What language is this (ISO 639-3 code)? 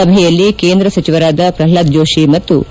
kan